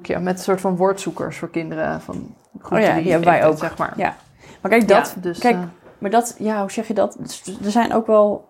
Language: Dutch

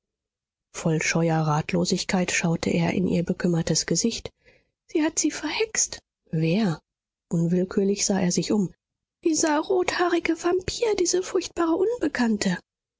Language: German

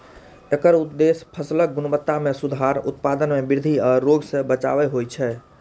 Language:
Maithili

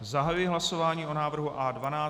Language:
Czech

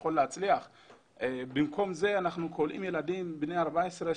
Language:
Hebrew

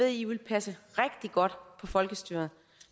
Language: Danish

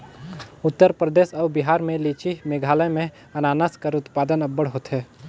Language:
Chhattisgarhi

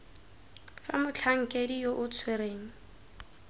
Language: Tswana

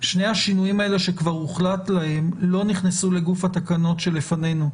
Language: Hebrew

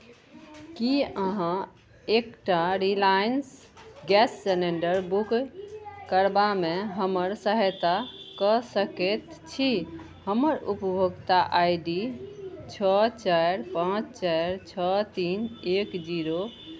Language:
Maithili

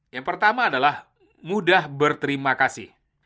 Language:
Indonesian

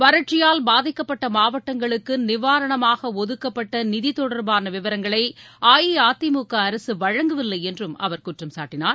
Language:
Tamil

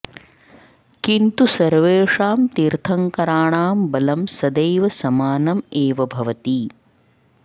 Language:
Sanskrit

